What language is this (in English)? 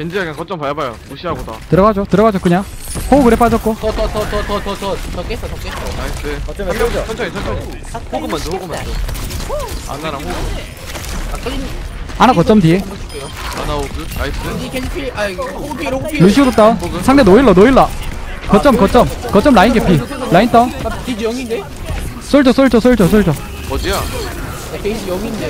Korean